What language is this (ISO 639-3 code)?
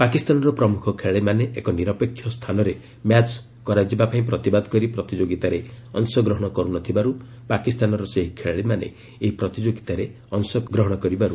ori